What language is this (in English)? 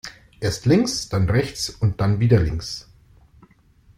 German